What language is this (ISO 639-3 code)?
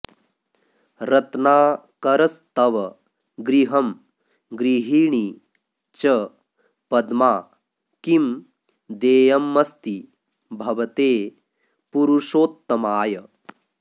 san